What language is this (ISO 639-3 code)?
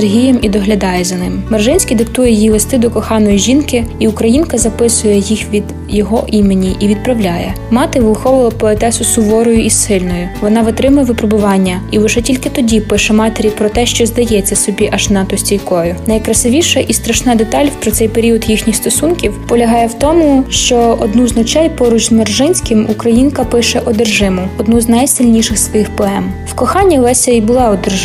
ukr